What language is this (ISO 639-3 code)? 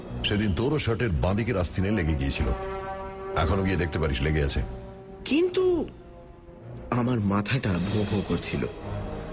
ben